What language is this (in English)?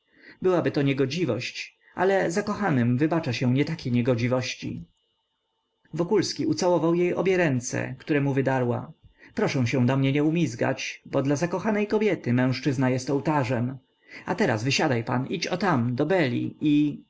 Polish